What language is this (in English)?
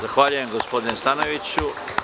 Serbian